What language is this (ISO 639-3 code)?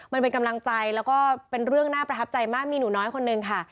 tha